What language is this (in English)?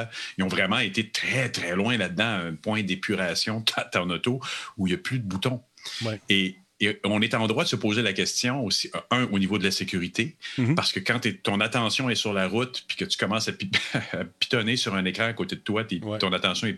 French